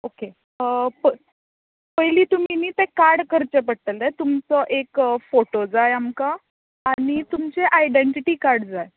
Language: Konkani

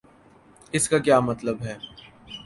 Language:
Urdu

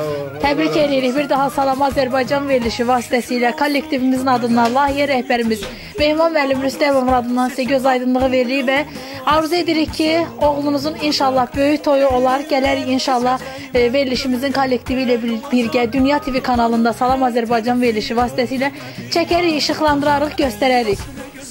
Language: Turkish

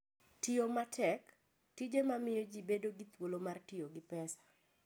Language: Luo (Kenya and Tanzania)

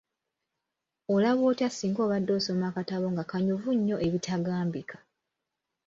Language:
Ganda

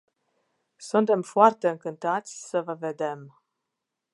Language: Romanian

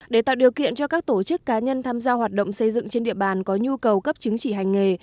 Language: Vietnamese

